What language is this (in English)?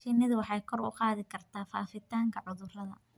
Somali